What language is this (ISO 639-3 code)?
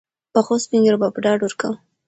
pus